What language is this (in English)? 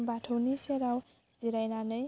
Bodo